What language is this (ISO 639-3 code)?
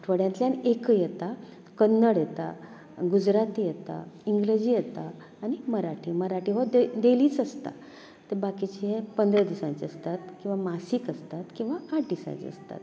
kok